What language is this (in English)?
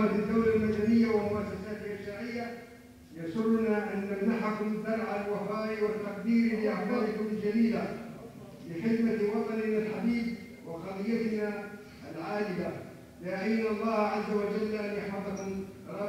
Arabic